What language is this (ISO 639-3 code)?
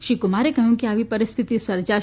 guj